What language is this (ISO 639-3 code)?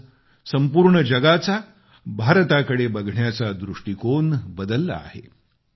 mar